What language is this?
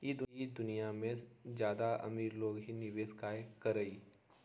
Magahi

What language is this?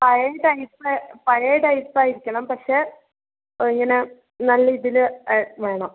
Malayalam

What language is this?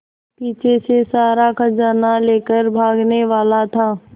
Hindi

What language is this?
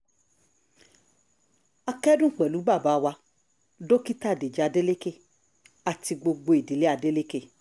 Yoruba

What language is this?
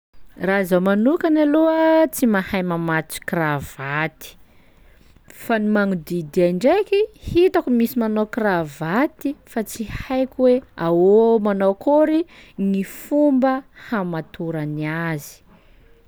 Sakalava Malagasy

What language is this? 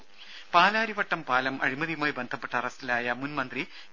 Malayalam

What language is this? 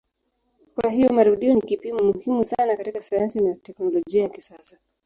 Swahili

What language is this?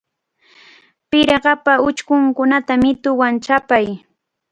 Cajatambo North Lima Quechua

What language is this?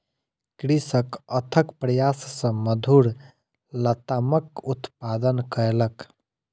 Maithili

